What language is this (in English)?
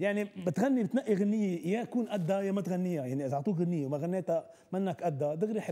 Arabic